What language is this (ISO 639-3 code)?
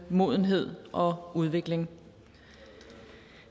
dan